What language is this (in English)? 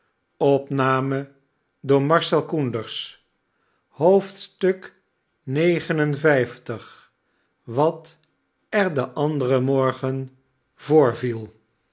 Dutch